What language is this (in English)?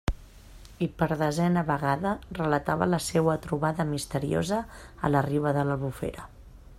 Catalan